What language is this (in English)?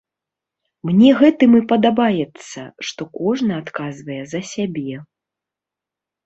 Belarusian